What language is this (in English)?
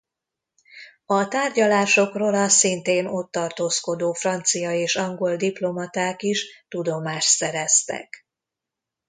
Hungarian